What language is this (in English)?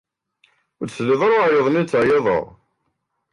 Kabyle